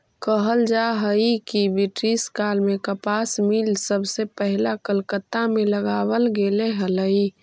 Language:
Magahi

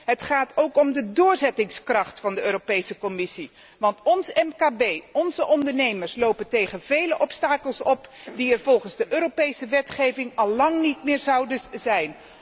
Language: Dutch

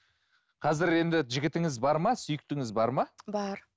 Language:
Kazakh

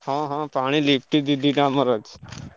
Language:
Odia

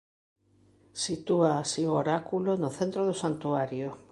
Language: Galician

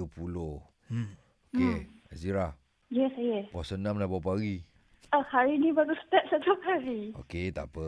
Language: Malay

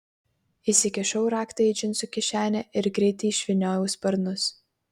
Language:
Lithuanian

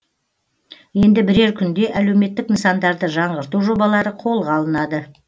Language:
Kazakh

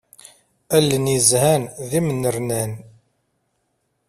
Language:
Kabyle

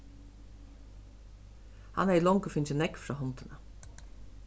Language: Faroese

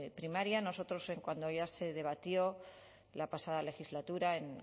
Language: Spanish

